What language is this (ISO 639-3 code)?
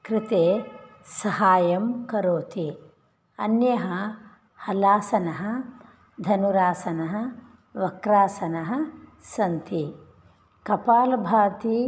san